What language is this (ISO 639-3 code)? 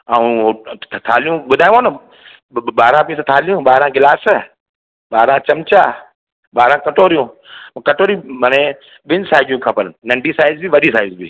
snd